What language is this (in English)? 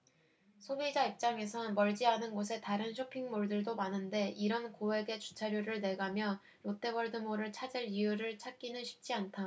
Korean